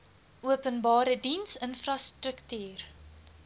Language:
Afrikaans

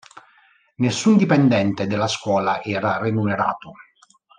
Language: Italian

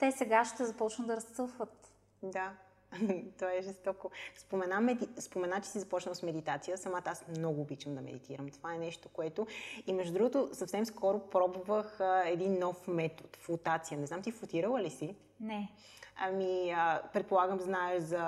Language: Bulgarian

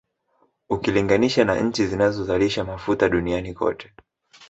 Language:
Swahili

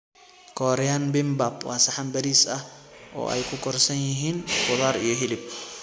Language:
Somali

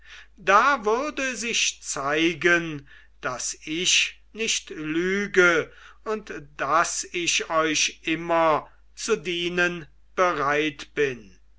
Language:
German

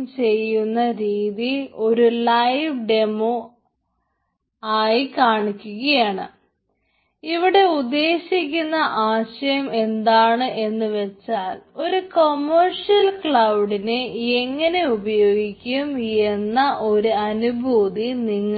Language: Malayalam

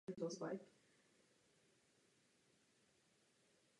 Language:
Czech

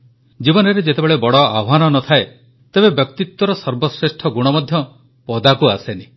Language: Odia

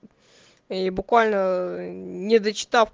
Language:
Russian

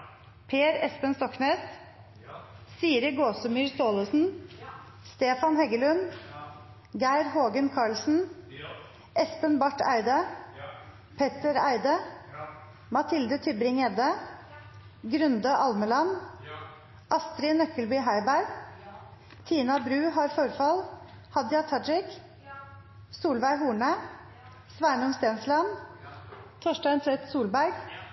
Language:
Norwegian Nynorsk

